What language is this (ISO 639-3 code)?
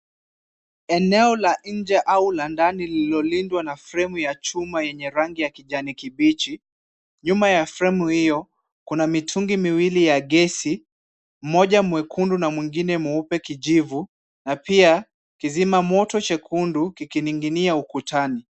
swa